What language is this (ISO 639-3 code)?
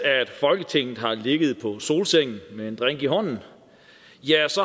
dan